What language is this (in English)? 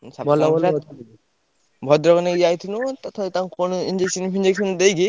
Odia